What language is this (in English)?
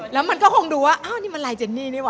Thai